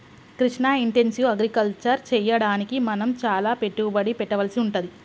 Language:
Telugu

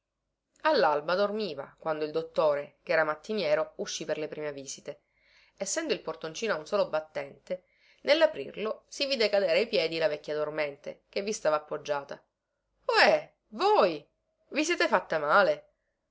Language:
Italian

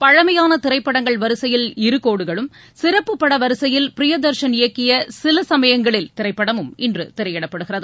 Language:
Tamil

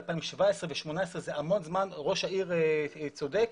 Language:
Hebrew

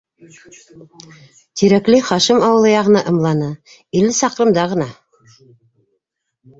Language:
Bashkir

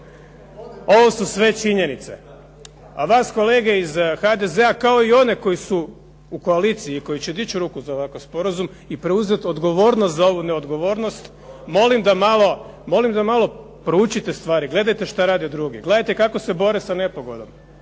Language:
Croatian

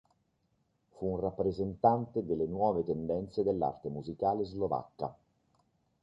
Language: Italian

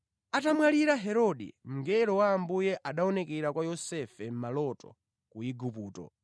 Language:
Nyanja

